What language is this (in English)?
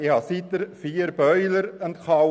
Swiss German